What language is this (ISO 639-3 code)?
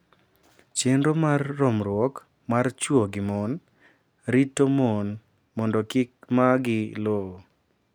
luo